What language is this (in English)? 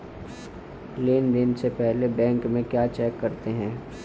Hindi